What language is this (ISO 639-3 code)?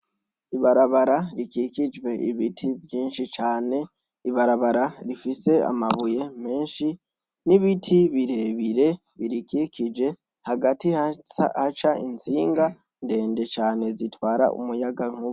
run